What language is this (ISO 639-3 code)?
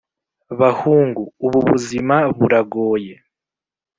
kin